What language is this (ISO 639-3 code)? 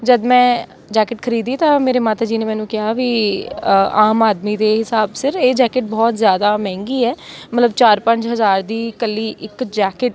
pan